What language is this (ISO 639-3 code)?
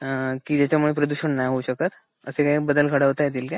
mar